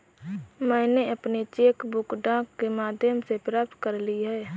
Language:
Hindi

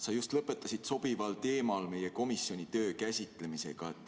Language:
Estonian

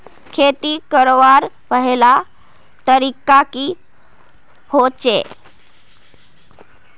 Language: Magahi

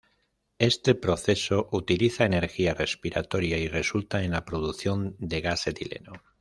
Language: Spanish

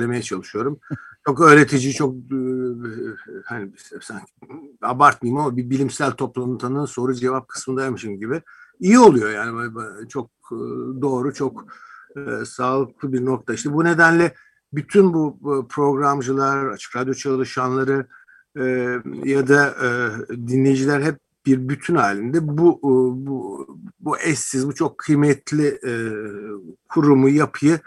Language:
Turkish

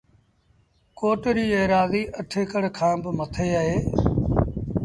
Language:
Sindhi Bhil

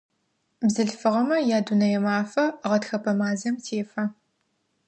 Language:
Adyghe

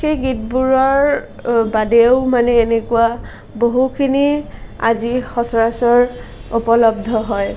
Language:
Assamese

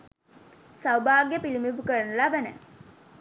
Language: Sinhala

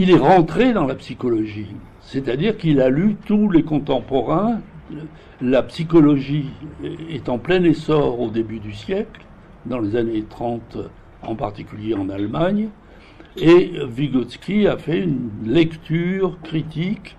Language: French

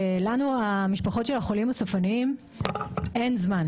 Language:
Hebrew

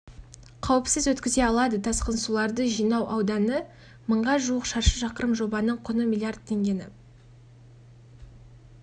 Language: Kazakh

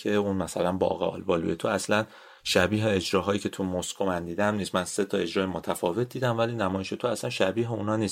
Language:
Persian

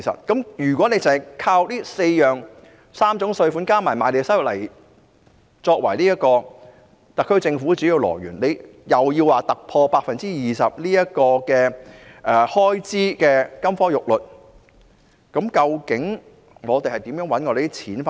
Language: Cantonese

